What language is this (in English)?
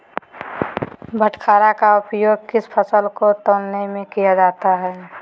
Magahi